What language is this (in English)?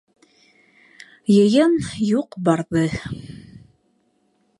Bashkir